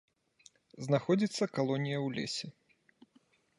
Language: Belarusian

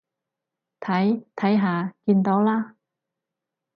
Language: Cantonese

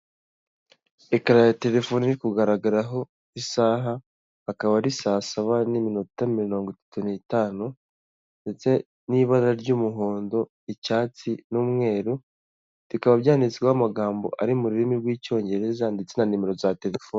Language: Kinyarwanda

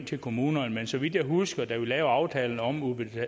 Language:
Danish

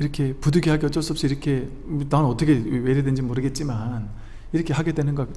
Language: Korean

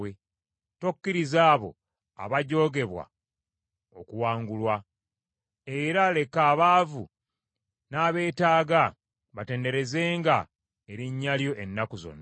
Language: Ganda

